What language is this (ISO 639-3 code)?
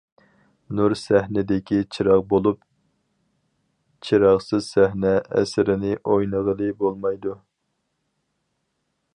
uig